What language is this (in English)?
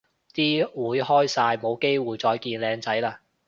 Cantonese